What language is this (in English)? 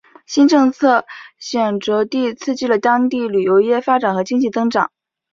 Chinese